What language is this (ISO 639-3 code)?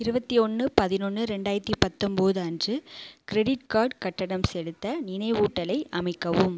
tam